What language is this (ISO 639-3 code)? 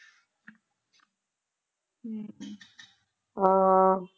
pan